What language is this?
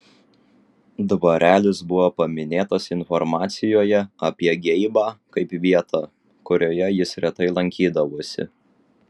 Lithuanian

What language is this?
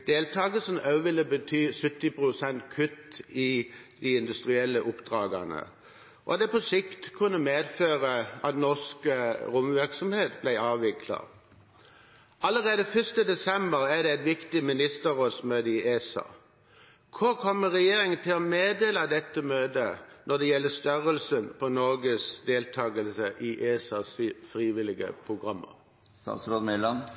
Norwegian Bokmål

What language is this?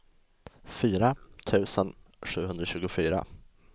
Swedish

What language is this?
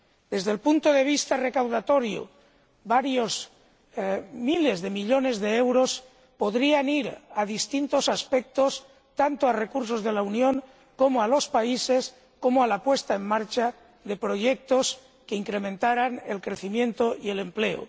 Spanish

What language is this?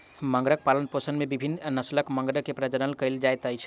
Maithili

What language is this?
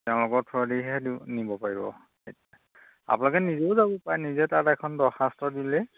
Assamese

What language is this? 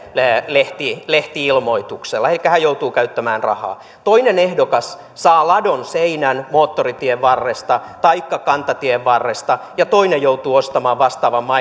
Finnish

